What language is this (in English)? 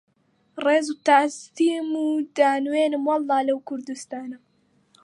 Central Kurdish